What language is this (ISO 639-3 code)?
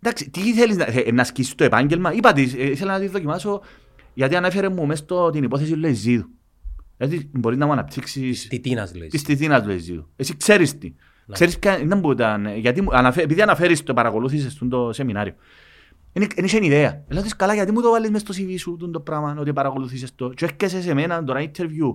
ell